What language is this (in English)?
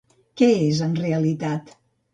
Catalan